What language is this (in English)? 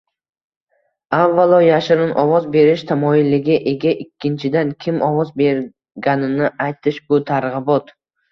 Uzbek